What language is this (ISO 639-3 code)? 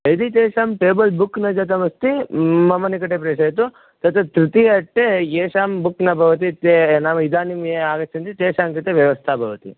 san